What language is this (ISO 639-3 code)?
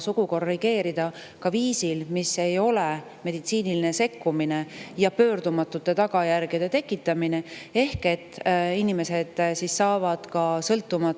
est